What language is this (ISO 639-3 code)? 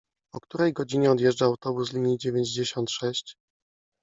pol